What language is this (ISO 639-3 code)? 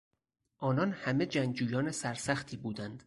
fas